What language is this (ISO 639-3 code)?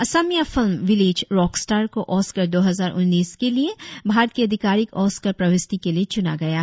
hin